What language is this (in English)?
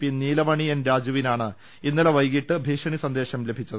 Malayalam